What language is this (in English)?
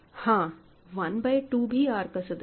Hindi